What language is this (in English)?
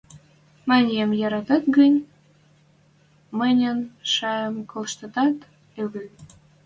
Western Mari